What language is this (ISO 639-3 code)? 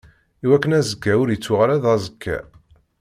kab